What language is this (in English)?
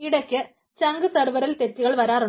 Malayalam